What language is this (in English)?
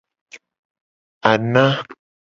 Gen